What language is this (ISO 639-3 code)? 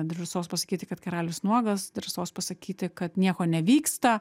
lit